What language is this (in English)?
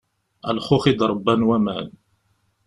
Kabyle